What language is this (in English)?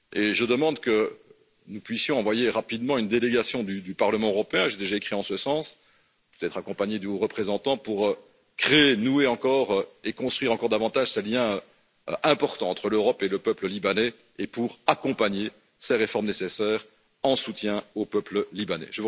French